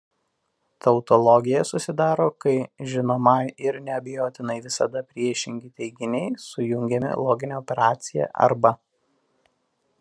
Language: Lithuanian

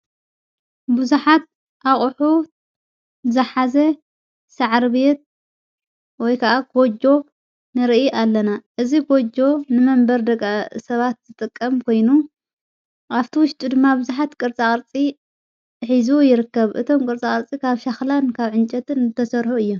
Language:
Tigrinya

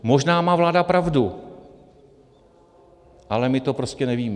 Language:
Czech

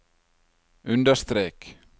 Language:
Norwegian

